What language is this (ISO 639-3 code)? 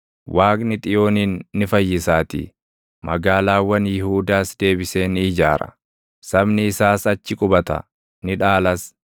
orm